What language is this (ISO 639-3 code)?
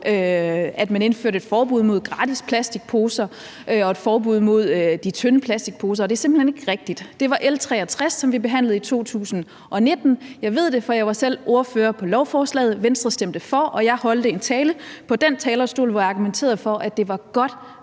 dan